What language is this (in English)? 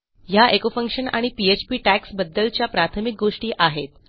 Marathi